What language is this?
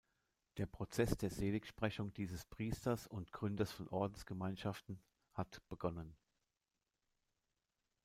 German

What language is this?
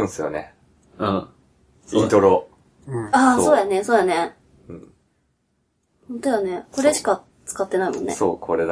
Japanese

